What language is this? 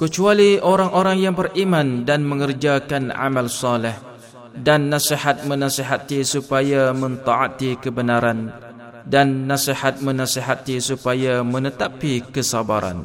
Malay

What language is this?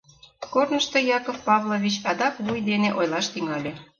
Mari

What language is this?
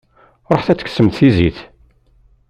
Kabyle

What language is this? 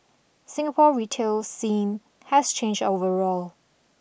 English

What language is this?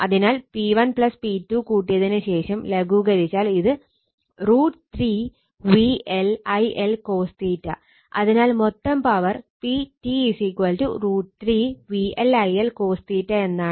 Malayalam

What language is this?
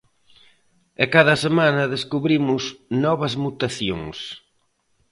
Galician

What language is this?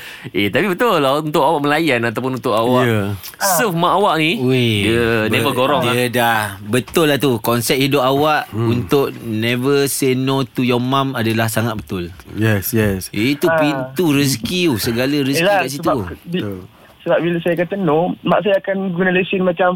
Malay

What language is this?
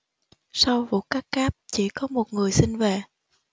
Vietnamese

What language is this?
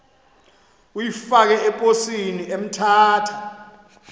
Xhosa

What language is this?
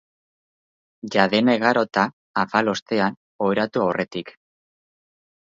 Basque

